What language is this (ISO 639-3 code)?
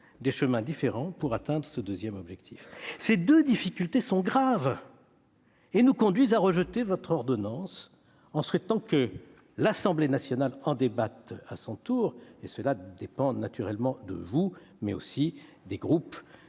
fra